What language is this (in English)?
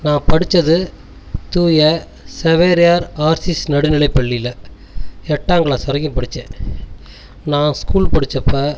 Tamil